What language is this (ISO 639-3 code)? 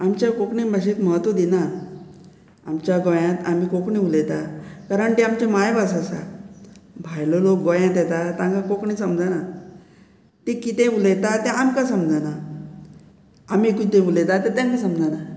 kok